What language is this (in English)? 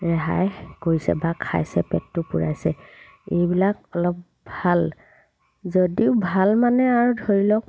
Assamese